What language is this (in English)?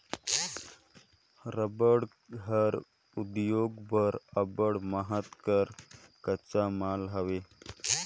Chhattisgarhi